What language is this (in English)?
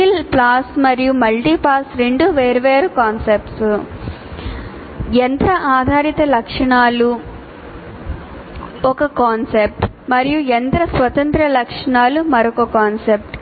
Telugu